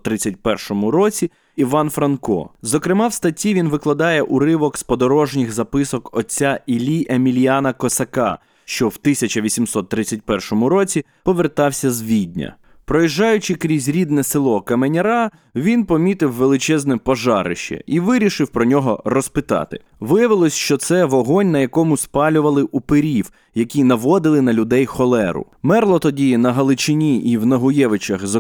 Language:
Ukrainian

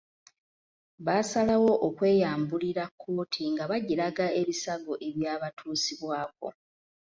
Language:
Ganda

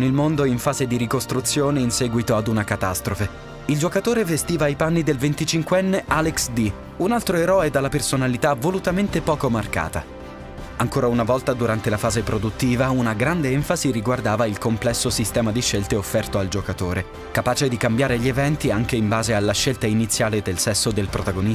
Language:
Italian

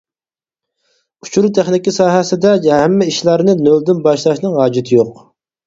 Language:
Uyghur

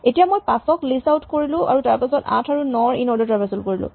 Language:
Assamese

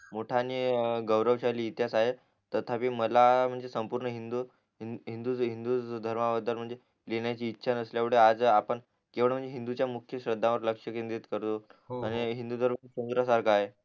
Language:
Marathi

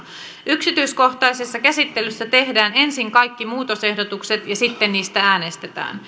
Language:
Finnish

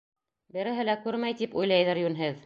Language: Bashkir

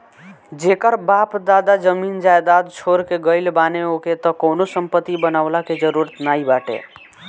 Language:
Bhojpuri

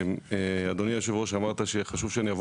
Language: Hebrew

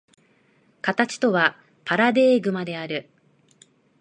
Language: Japanese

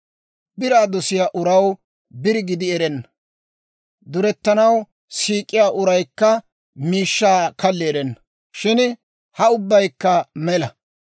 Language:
Dawro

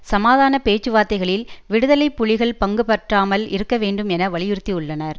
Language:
Tamil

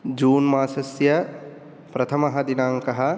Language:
Sanskrit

